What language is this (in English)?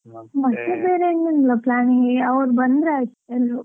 Kannada